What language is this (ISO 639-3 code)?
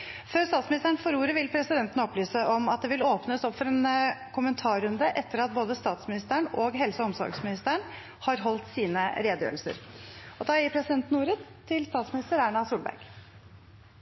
nob